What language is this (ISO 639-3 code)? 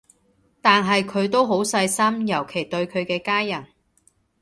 yue